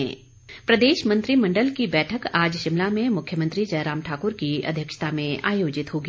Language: Hindi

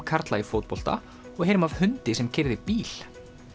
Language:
Icelandic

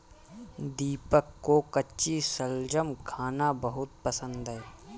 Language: Hindi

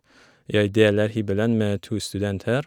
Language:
Norwegian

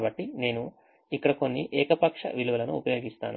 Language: Telugu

